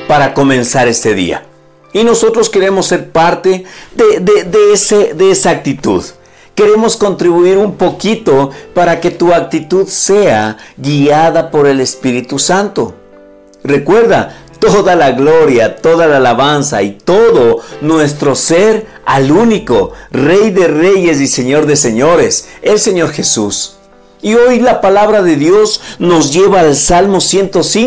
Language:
Spanish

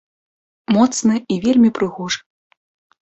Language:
Belarusian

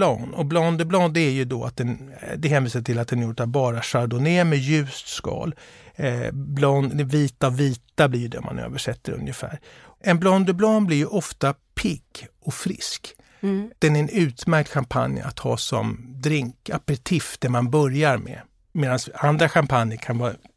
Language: Swedish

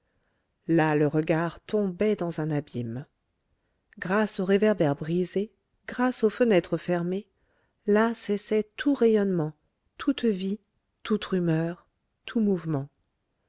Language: French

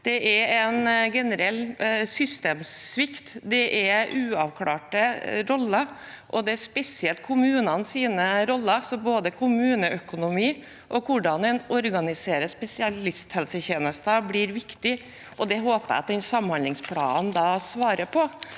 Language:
Norwegian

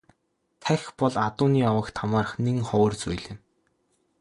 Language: Mongolian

